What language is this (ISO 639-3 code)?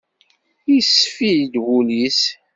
kab